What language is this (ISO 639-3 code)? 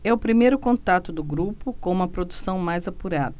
por